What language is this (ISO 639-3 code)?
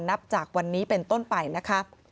tha